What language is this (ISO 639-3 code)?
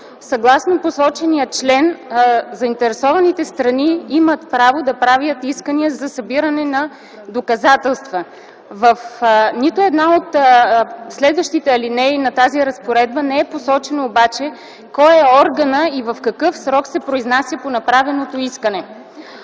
bul